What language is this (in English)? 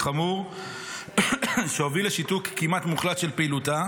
Hebrew